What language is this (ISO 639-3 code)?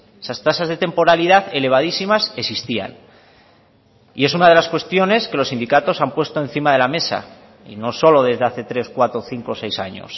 spa